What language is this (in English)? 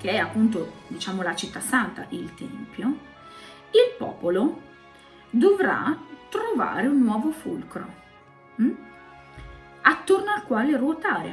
Italian